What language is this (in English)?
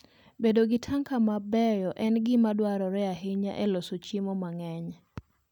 Luo (Kenya and Tanzania)